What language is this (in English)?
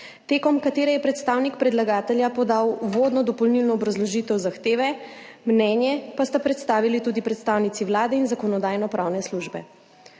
Slovenian